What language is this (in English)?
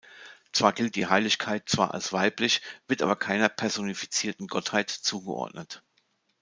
German